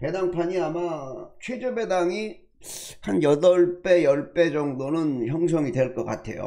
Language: Korean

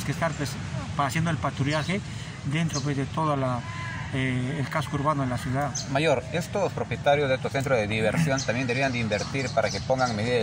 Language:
Spanish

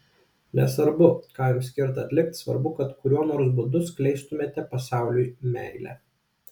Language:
Lithuanian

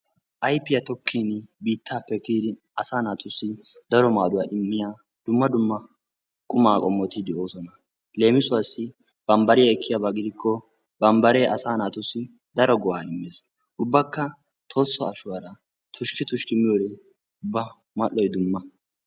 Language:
Wolaytta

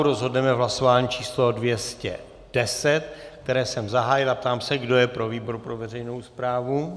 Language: Czech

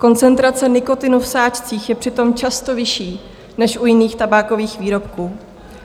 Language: Czech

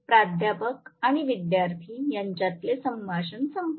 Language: Marathi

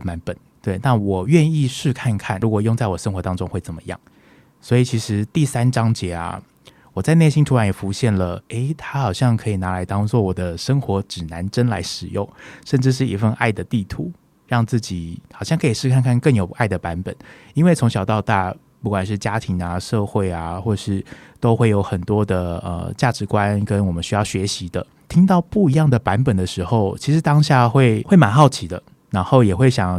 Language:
Chinese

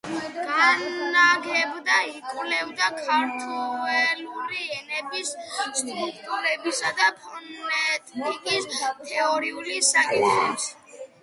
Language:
Georgian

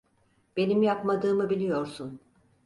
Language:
Turkish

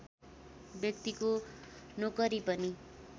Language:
Nepali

